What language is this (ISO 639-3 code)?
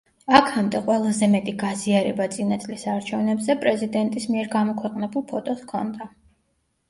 kat